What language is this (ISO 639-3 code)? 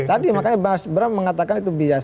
ind